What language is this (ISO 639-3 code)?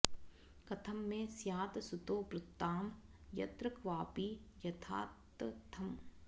san